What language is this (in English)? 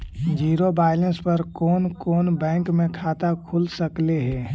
Magahi